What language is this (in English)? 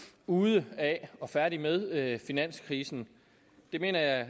Danish